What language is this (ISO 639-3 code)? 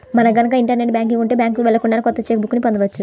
tel